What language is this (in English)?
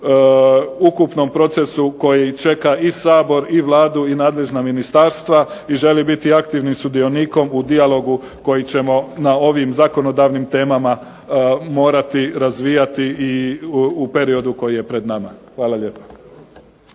Croatian